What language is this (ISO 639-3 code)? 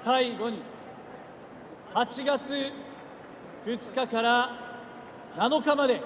jpn